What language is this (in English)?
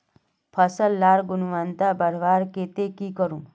Magahi